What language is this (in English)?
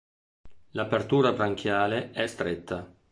Italian